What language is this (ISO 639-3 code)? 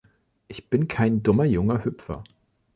deu